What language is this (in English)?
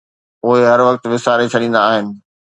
Sindhi